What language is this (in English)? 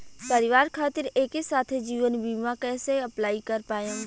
Bhojpuri